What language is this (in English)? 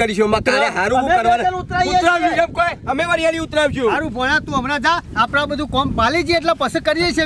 Gujarati